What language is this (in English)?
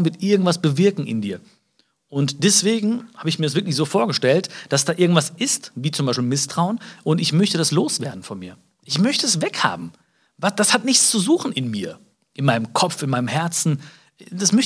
German